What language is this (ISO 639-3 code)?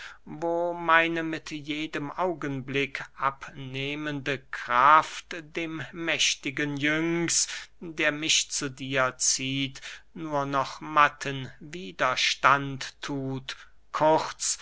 deu